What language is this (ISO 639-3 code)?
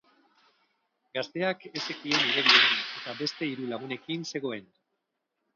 eus